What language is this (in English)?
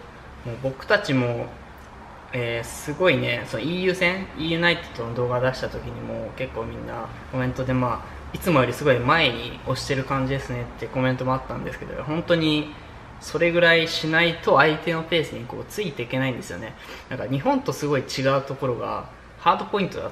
Japanese